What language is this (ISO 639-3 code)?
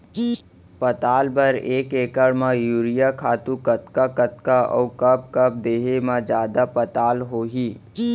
hne